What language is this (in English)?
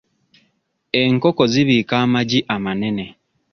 Ganda